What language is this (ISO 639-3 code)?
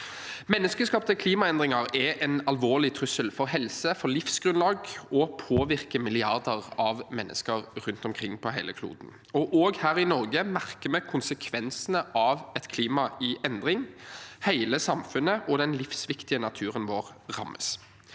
nor